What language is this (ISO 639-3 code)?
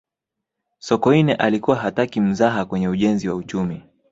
swa